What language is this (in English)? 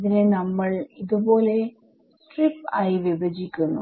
Malayalam